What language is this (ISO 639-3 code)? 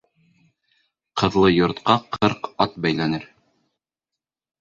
bak